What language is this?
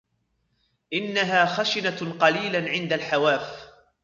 Arabic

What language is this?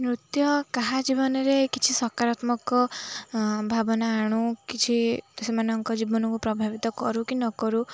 Odia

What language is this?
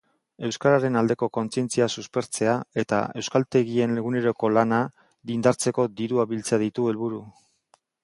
Basque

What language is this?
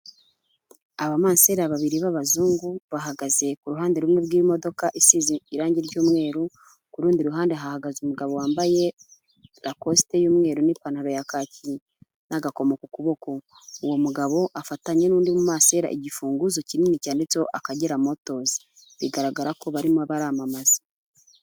Kinyarwanda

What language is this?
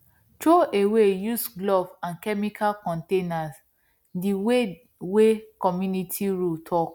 Nigerian Pidgin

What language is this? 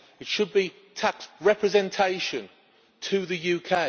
English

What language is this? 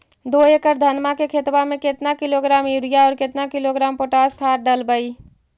Magahi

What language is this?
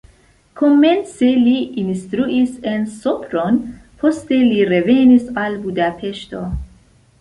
Esperanto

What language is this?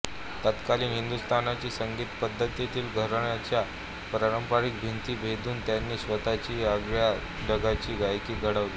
Marathi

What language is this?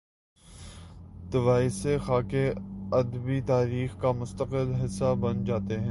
Urdu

